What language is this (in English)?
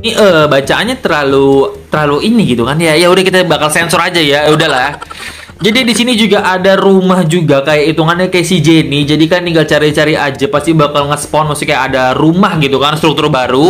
Indonesian